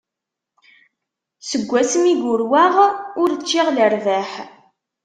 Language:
Kabyle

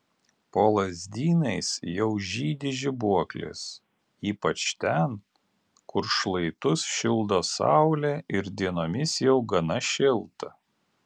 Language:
Lithuanian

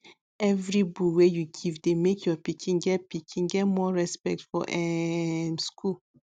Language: Nigerian Pidgin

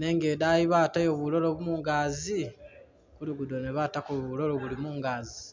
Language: Masaaba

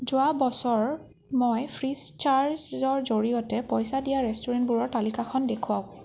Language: Assamese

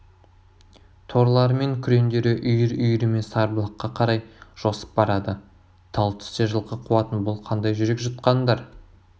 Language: Kazakh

